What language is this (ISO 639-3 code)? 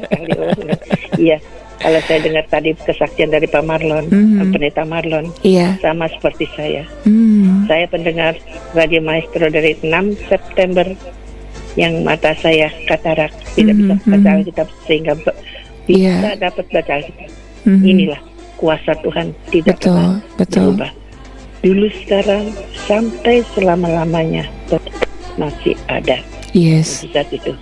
ind